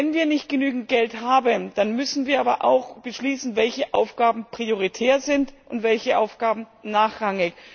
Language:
German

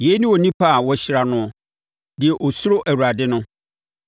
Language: Akan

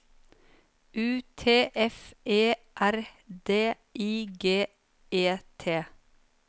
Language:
Norwegian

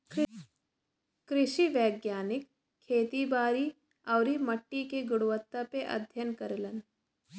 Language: Bhojpuri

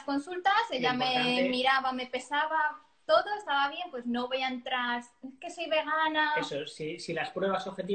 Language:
Spanish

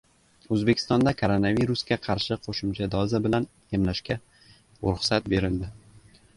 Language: Uzbek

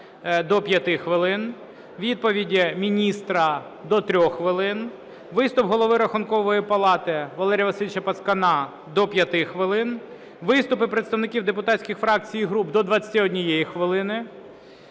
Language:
Ukrainian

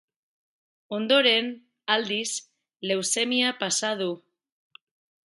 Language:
Basque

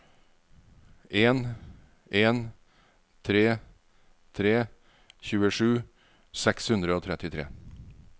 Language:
Norwegian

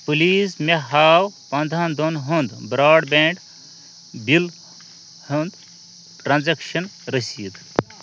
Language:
Kashmiri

